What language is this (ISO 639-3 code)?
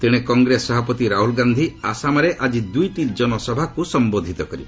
ori